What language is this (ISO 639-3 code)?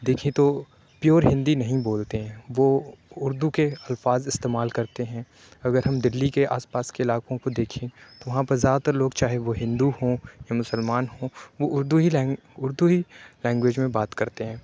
urd